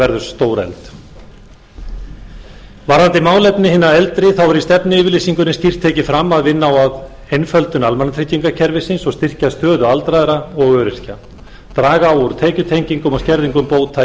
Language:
Icelandic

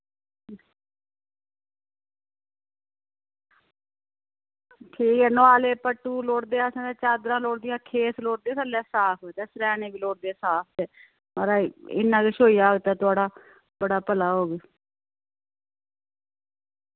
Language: Dogri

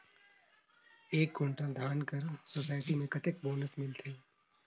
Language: Chhattisgarhi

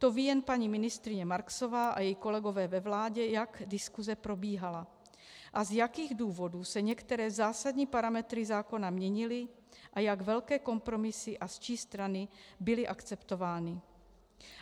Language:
Czech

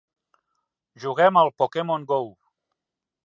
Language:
Catalan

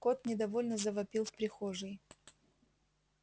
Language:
Russian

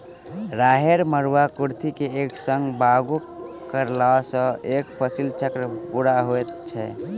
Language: Maithili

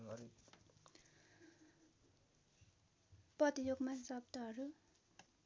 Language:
Nepali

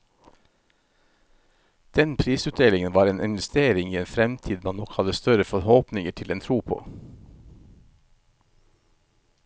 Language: Norwegian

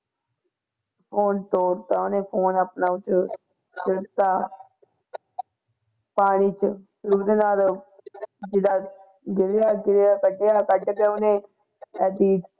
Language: Punjabi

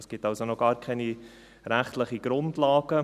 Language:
Swiss German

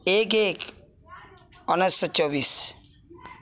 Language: Odia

